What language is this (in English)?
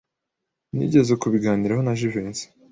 Kinyarwanda